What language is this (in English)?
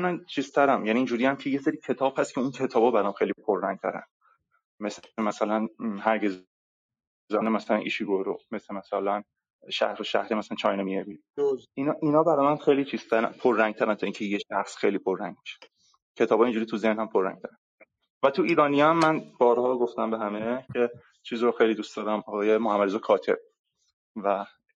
Persian